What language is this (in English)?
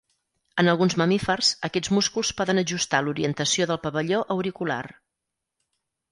Catalan